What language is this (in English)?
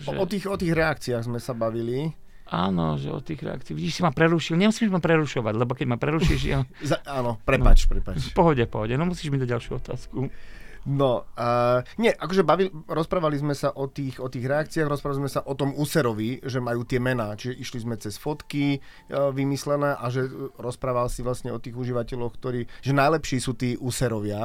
Slovak